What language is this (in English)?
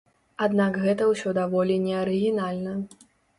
Belarusian